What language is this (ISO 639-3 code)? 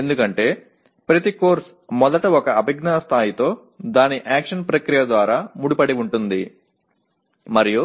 tam